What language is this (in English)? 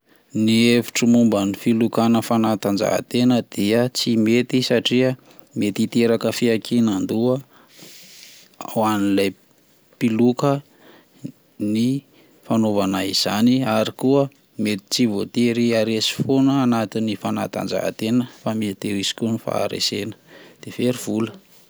Malagasy